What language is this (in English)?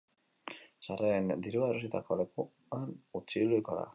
Basque